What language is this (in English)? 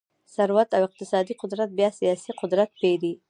Pashto